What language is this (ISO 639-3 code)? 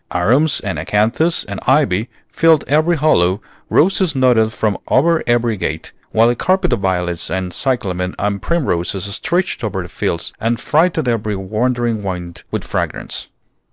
eng